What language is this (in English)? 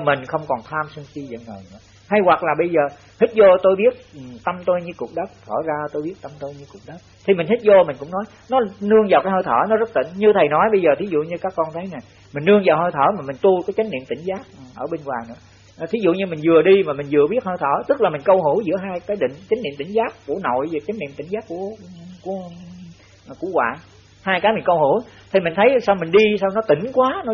Vietnamese